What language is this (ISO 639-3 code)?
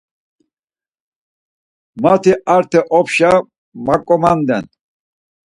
lzz